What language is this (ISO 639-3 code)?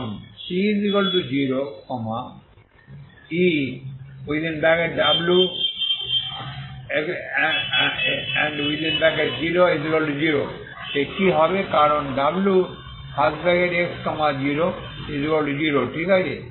ben